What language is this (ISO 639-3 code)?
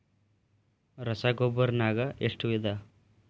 kan